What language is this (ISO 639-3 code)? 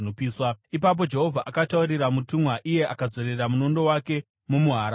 sna